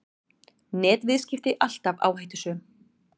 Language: Icelandic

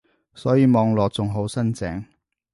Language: Cantonese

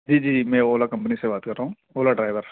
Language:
Urdu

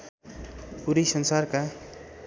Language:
Nepali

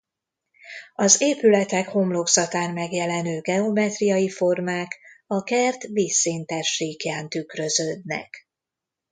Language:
Hungarian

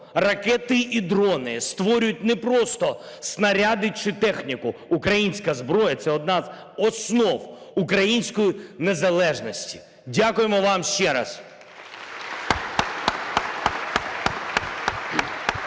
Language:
Ukrainian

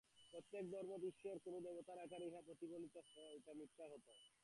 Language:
Bangla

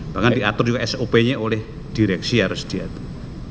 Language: Indonesian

